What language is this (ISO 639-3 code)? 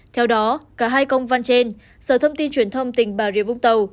vie